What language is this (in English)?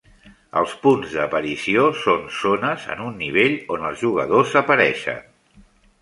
Catalan